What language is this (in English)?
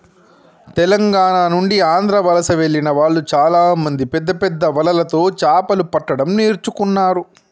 Telugu